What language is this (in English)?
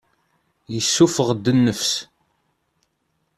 Kabyle